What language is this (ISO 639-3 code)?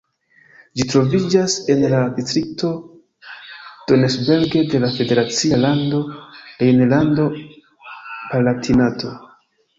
epo